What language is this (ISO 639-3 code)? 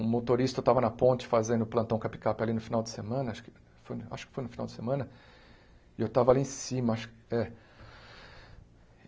por